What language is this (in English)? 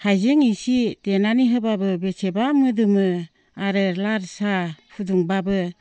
Bodo